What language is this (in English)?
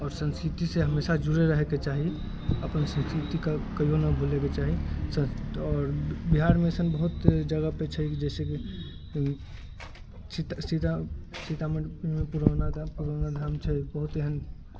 Maithili